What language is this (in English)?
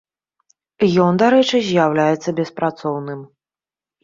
Belarusian